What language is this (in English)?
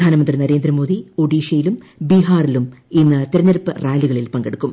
Malayalam